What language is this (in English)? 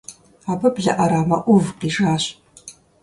Kabardian